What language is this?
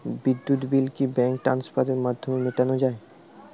Bangla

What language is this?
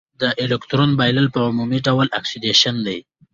Pashto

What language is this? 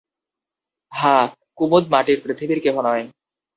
Bangla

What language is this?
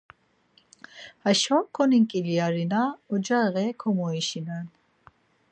Laz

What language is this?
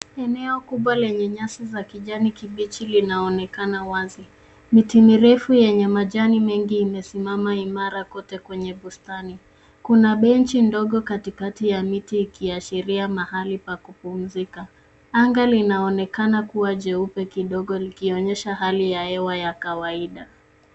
Swahili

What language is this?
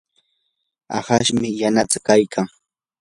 Yanahuanca Pasco Quechua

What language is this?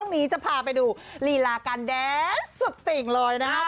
Thai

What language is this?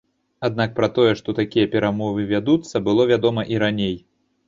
Belarusian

